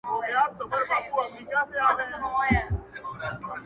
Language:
Pashto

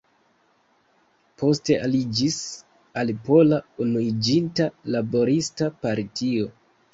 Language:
Esperanto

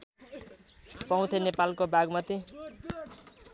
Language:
Nepali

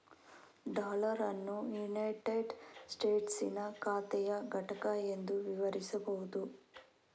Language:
Kannada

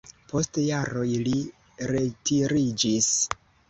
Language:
Esperanto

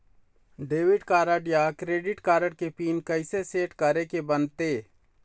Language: Chhattisgarhi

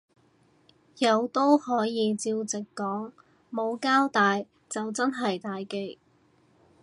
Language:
Cantonese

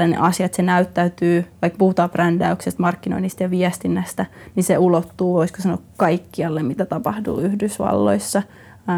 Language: Finnish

